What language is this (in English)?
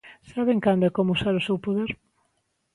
Galician